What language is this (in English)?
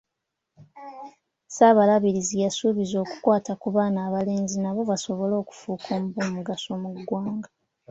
Ganda